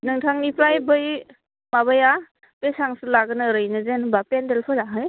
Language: Bodo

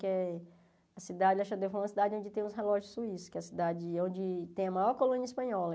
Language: Portuguese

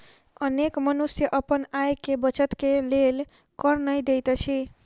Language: Maithili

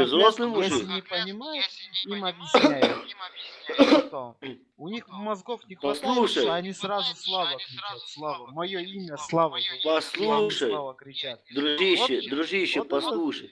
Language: Russian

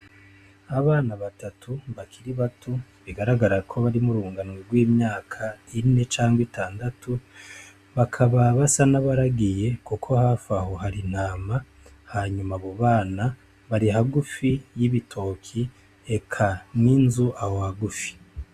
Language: Rundi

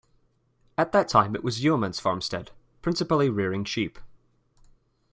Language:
English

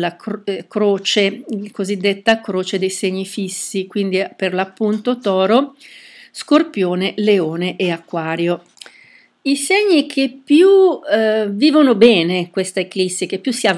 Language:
Italian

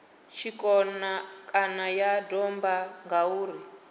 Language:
Venda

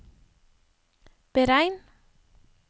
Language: Norwegian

